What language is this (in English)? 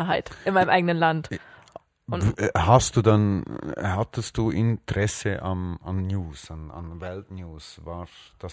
German